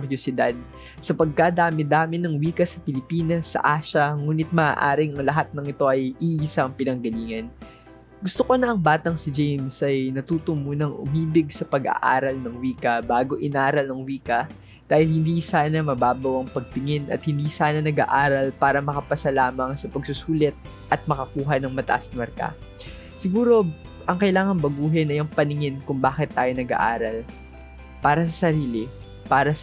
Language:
Filipino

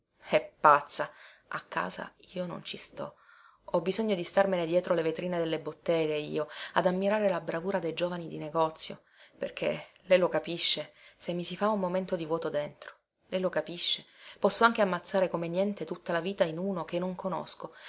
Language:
Italian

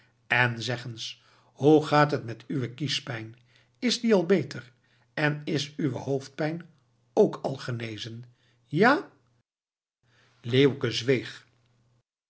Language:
Dutch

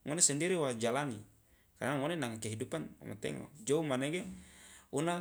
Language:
Loloda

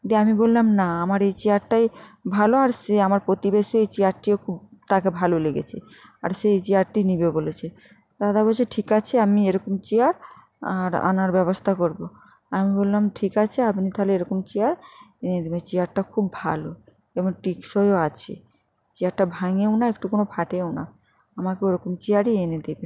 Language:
Bangla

